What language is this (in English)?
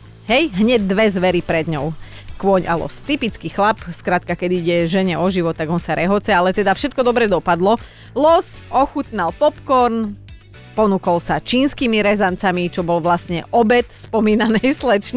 Slovak